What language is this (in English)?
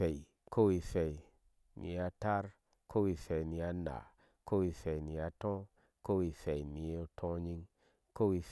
Ashe